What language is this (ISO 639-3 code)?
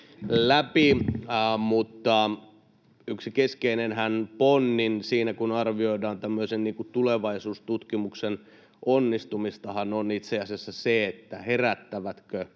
fin